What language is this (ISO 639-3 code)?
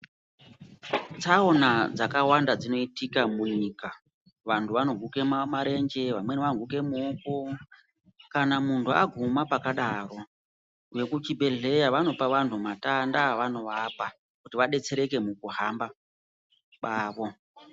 ndc